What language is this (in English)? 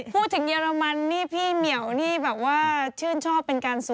Thai